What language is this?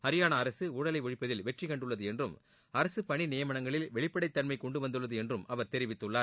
Tamil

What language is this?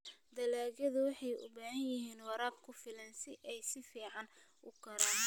Somali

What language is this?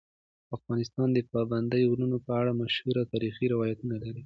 Pashto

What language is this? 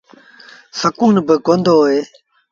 Sindhi Bhil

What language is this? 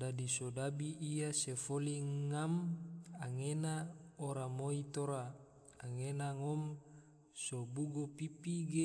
Tidore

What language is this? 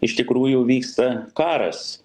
Lithuanian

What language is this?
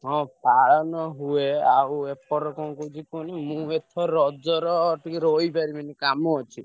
Odia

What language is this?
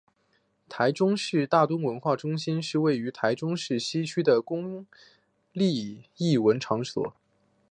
Chinese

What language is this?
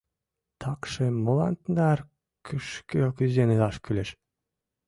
Mari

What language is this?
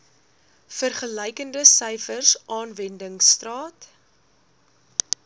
Afrikaans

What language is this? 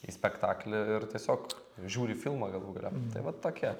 Lithuanian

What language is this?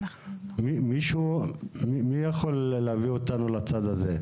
Hebrew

